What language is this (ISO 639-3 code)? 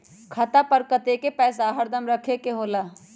mag